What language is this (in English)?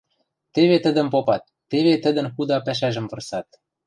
Western Mari